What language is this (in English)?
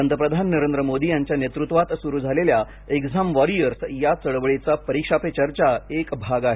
Marathi